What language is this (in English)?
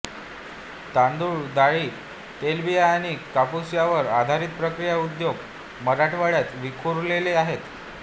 Marathi